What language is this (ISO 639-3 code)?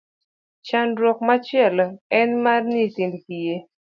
luo